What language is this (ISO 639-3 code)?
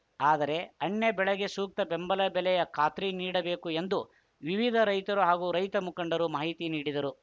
kan